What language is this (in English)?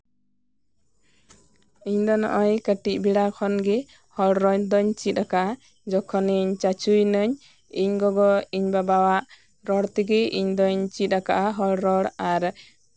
Santali